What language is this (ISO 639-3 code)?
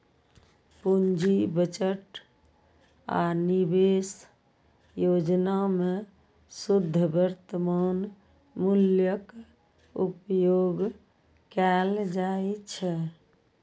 mai